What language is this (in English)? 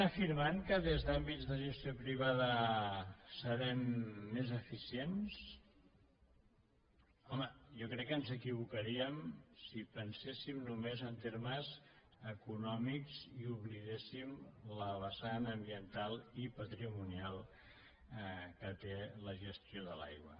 Catalan